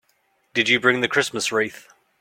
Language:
English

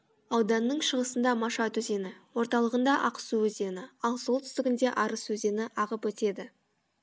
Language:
Kazakh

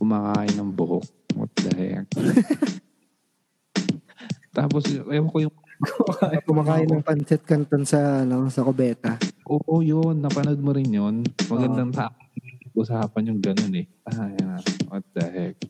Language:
Filipino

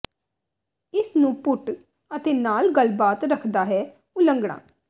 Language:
Punjabi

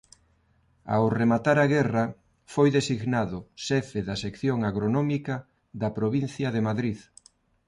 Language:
Galician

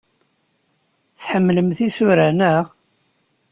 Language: Kabyle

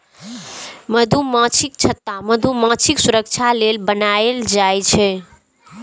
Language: Maithili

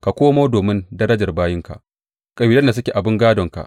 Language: Hausa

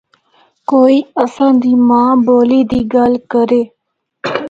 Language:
Northern Hindko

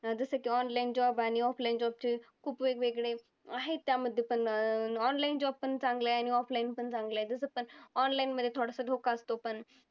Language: Marathi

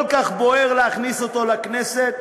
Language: Hebrew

